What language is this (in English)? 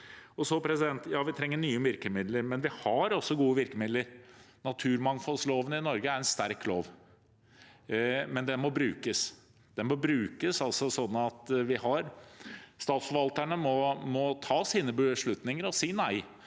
Norwegian